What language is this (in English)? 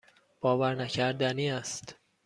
Persian